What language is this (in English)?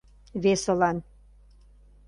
Mari